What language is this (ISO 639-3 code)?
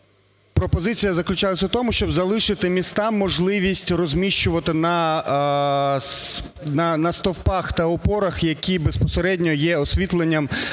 ukr